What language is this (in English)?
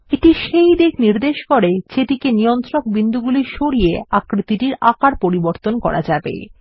Bangla